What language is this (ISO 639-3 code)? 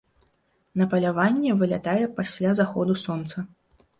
bel